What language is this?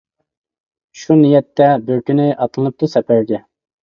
Uyghur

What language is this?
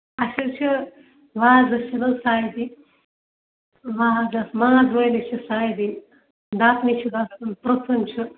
Kashmiri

